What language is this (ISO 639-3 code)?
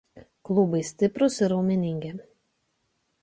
lit